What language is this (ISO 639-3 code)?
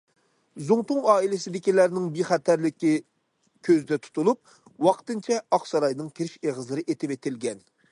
uig